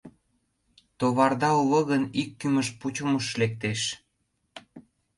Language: Mari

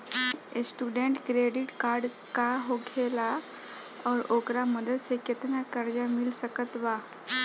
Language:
Bhojpuri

